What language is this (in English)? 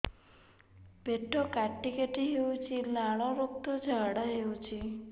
Odia